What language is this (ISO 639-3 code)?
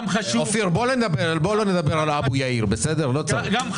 heb